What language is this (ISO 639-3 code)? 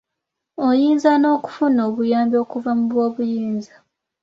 lug